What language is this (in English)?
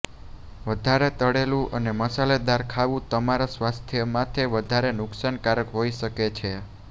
Gujarati